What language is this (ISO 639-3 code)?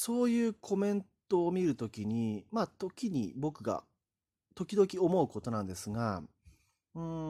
jpn